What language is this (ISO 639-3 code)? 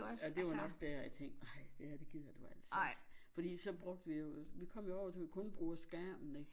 dan